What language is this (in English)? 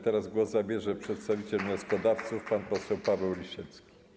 Polish